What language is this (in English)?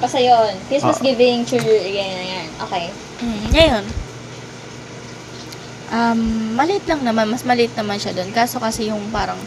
Filipino